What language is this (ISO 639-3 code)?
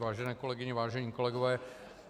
ces